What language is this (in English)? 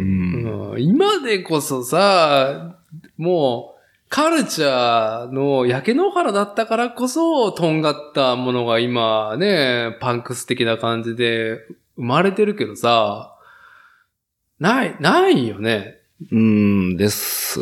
Japanese